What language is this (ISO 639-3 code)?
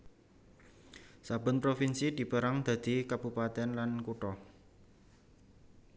jav